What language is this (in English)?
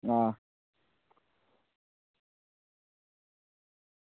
Dogri